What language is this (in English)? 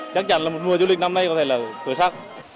Vietnamese